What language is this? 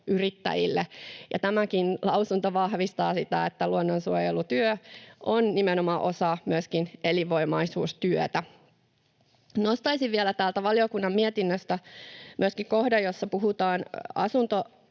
Finnish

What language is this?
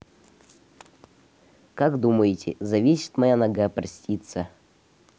Russian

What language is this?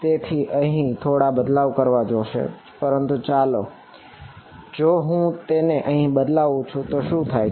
Gujarati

